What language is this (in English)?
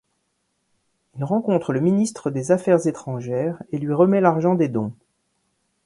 French